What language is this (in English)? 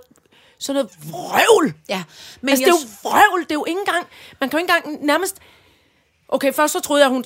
Danish